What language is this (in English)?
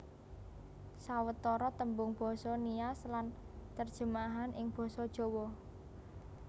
Javanese